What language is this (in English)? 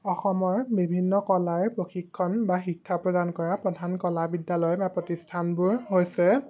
Assamese